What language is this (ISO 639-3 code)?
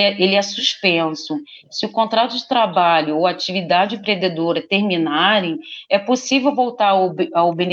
por